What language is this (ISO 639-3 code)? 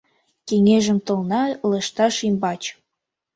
chm